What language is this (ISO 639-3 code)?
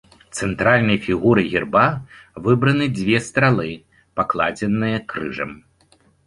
bel